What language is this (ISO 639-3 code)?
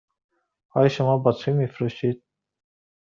fas